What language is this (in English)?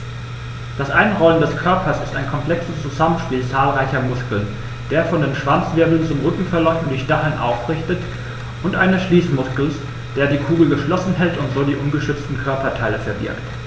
German